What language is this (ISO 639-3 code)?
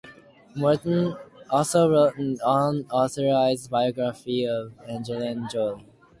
eng